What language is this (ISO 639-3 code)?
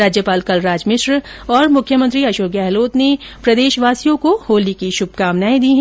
hin